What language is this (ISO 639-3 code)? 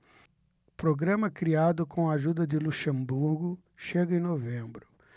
por